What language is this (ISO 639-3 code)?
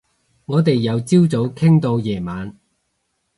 yue